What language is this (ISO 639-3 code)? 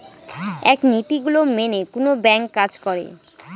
ben